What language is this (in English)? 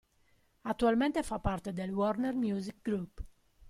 Italian